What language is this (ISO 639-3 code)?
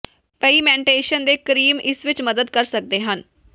pan